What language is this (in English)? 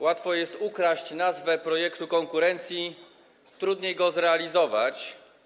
Polish